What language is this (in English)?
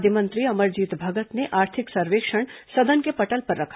Hindi